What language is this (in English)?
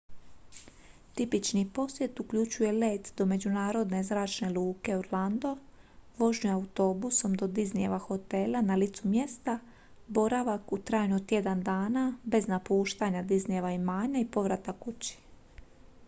Croatian